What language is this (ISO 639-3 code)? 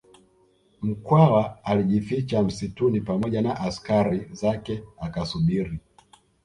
swa